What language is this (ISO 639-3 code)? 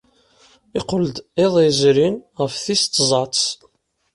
kab